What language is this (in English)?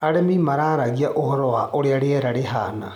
Kikuyu